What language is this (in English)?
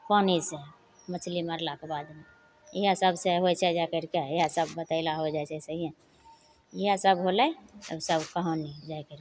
Maithili